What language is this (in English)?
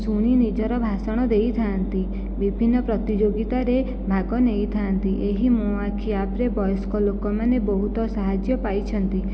Odia